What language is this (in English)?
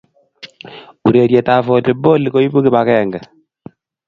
Kalenjin